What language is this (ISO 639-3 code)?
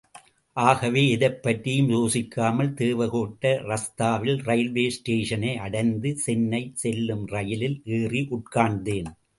tam